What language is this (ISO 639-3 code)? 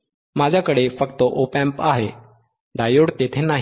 mar